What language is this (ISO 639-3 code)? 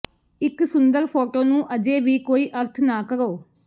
pan